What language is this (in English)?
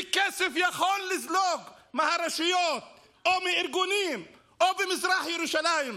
Hebrew